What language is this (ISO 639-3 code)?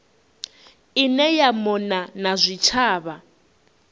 ven